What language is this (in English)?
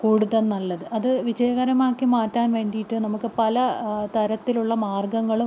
Malayalam